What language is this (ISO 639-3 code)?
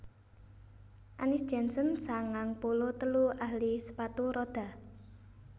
jav